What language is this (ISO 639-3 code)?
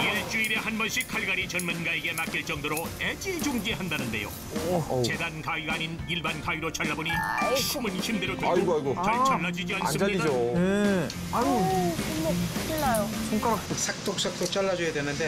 kor